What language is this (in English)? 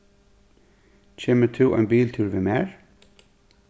Faroese